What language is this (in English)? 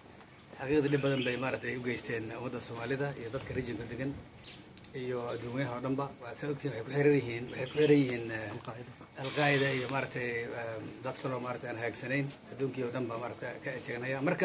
Arabic